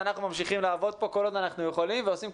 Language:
Hebrew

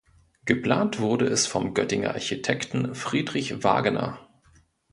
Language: German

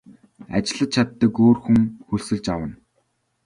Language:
Mongolian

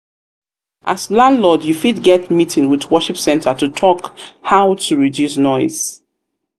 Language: Nigerian Pidgin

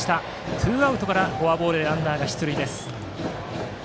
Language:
Japanese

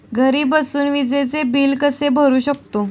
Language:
Marathi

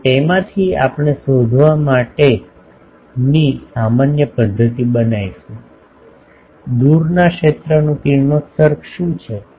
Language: Gujarati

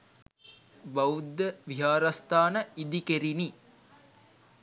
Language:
Sinhala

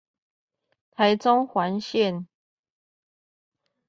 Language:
Chinese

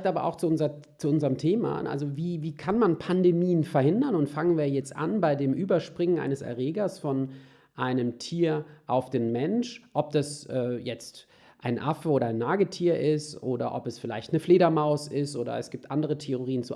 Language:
German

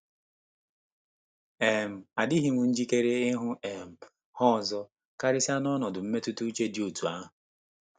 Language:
Igbo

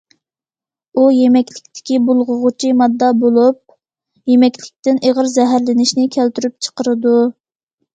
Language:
Uyghur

